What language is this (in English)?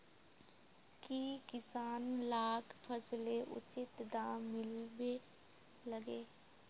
Magahi